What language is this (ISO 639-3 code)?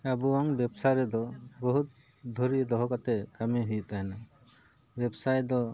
sat